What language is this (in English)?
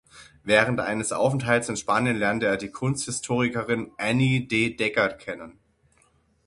German